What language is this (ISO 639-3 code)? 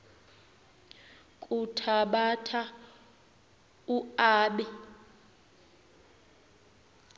xho